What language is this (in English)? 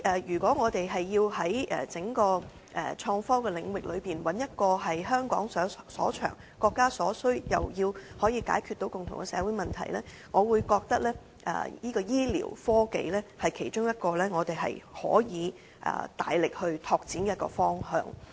Cantonese